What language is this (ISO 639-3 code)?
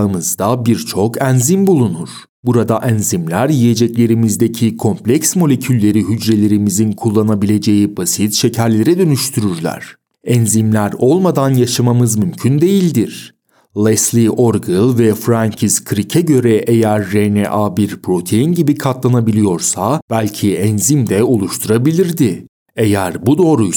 tur